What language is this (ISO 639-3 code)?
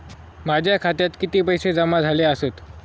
mar